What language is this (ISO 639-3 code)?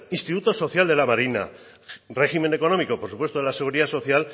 spa